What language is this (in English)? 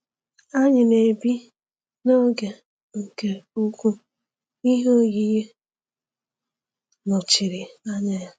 Igbo